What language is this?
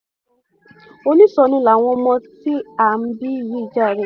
Yoruba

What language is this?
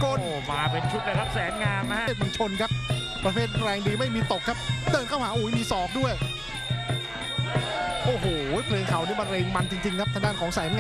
Thai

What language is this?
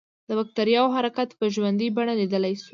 Pashto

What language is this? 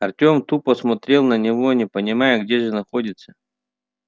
Russian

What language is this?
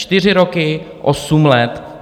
Czech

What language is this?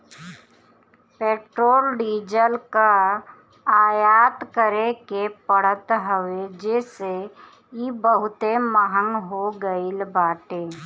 Bhojpuri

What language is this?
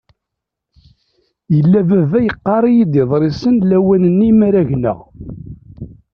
Kabyle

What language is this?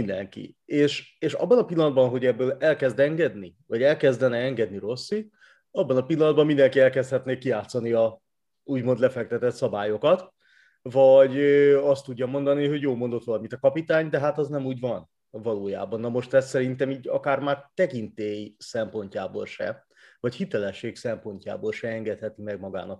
Hungarian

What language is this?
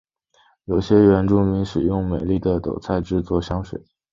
Chinese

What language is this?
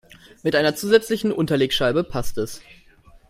German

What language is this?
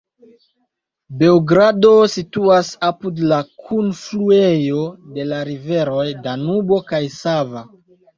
Esperanto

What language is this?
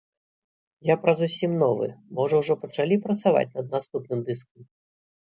Belarusian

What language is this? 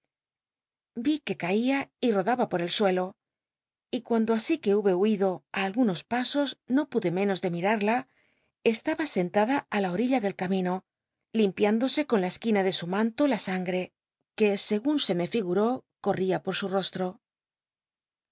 Spanish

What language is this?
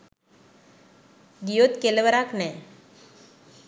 Sinhala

